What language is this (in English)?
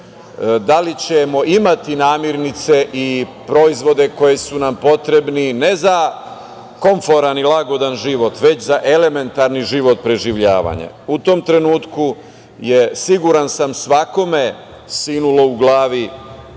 Serbian